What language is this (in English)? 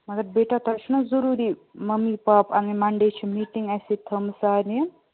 Kashmiri